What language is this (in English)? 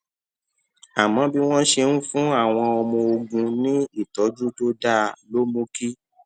Yoruba